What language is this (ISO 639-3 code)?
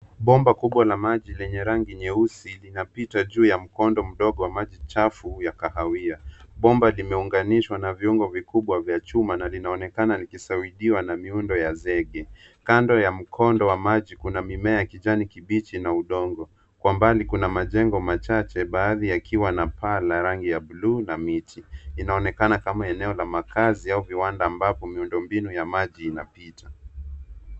swa